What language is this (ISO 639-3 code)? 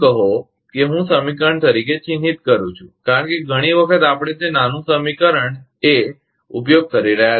guj